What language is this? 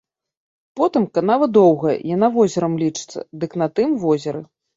Belarusian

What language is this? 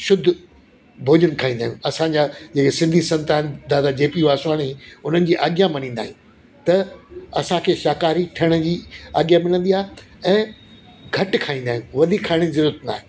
Sindhi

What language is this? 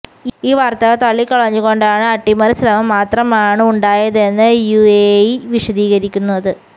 Malayalam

